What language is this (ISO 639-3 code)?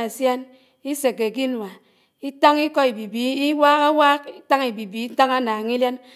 anw